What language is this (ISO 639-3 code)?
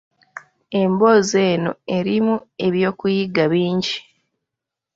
lug